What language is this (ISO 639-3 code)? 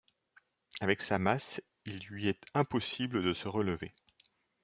fra